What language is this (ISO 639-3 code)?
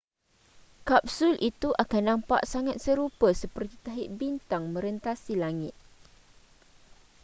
msa